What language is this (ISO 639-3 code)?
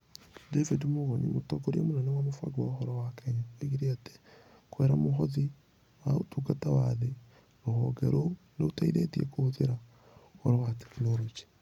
kik